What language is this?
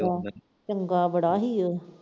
Punjabi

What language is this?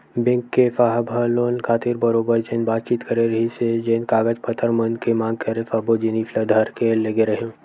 Chhattisgarhi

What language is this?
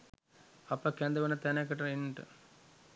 Sinhala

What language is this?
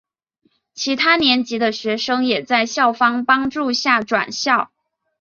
Chinese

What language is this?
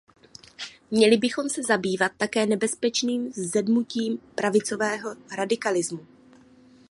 Czech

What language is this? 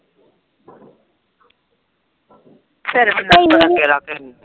Punjabi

